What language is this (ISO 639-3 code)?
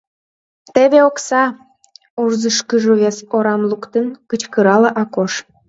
chm